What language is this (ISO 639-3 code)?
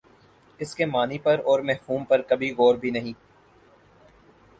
urd